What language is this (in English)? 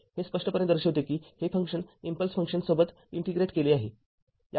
Marathi